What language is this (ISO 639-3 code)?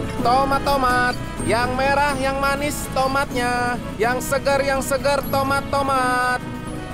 ind